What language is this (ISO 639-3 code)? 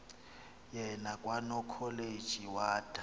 xho